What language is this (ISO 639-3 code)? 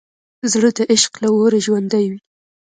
pus